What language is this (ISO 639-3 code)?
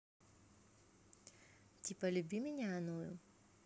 rus